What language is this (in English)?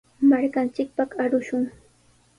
Sihuas Ancash Quechua